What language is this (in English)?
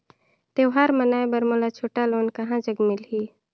Chhattisgarhi